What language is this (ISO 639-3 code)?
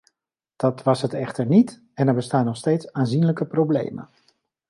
nld